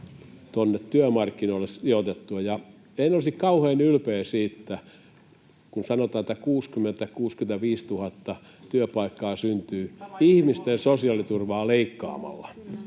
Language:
Finnish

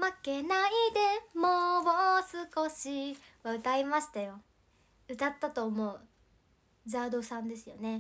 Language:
Japanese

